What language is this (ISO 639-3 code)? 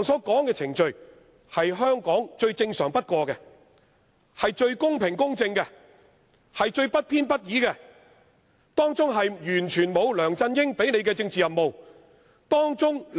yue